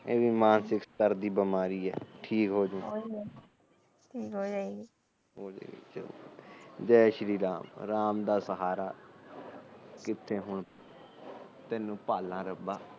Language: Punjabi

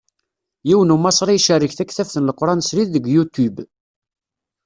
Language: Kabyle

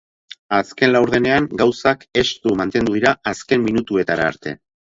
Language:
Basque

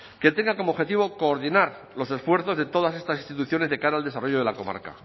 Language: Spanish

